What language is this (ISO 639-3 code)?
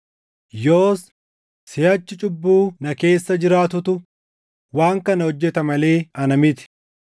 orm